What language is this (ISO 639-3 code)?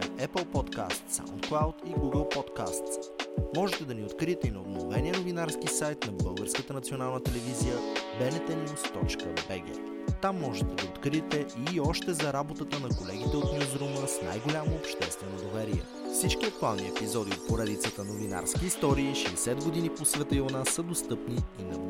bul